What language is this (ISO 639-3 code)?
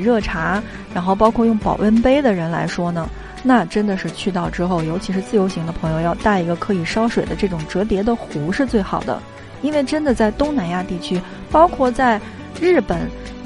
zho